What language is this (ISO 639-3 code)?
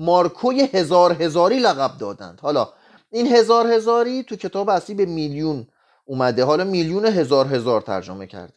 fas